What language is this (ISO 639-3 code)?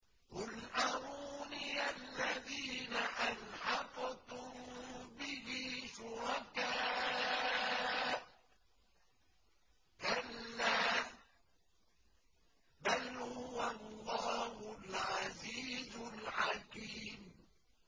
ara